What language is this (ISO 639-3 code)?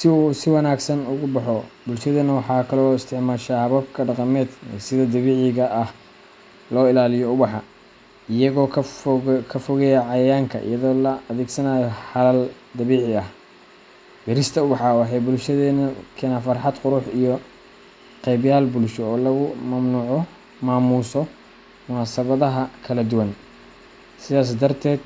som